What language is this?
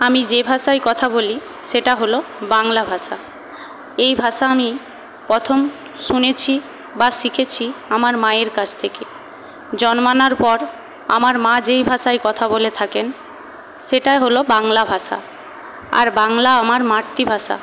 Bangla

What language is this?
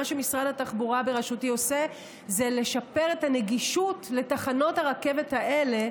Hebrew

